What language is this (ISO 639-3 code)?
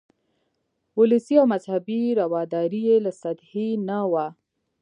pus